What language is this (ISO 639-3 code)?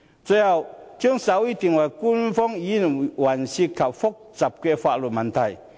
yue